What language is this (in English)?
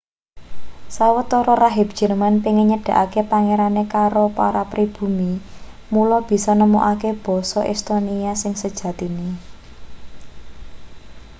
Javanese